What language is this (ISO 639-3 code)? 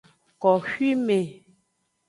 ajg